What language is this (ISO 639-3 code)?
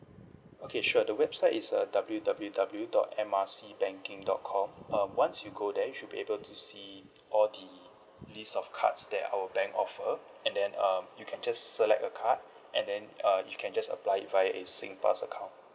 eng